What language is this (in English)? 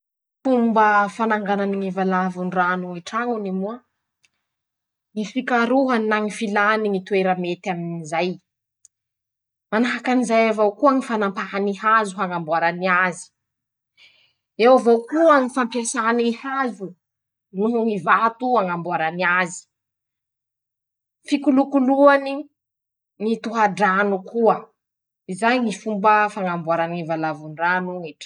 Masikoro Malagasy